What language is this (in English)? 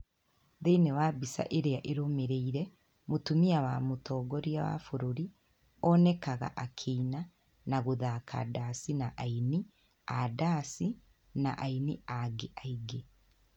Kikuyu